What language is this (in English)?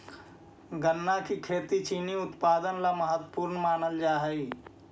Magahi